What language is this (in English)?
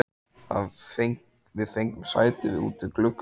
Icelandic